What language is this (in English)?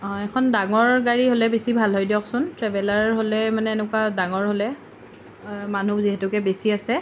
Assamese